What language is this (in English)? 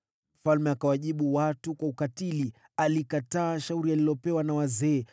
Swahili